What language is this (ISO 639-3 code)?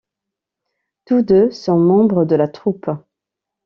fra